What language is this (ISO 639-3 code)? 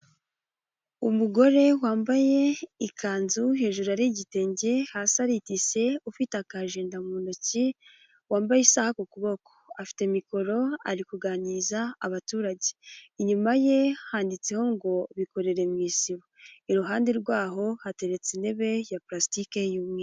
kin